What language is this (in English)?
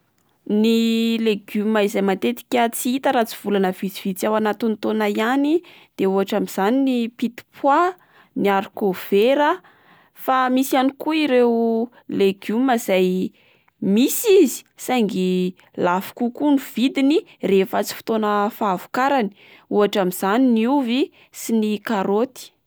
Malagasy